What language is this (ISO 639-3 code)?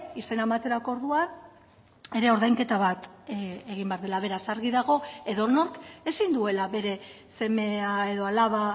eus